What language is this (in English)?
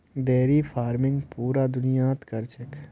Magahi